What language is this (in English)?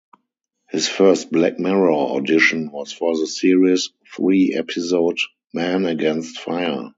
English